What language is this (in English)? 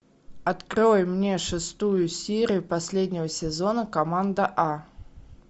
Russian